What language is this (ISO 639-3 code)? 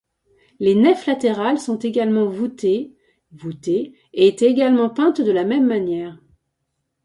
fra